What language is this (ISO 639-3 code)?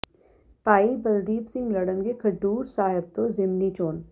pan